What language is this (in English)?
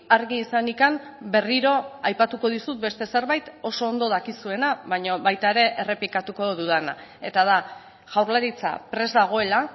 Basque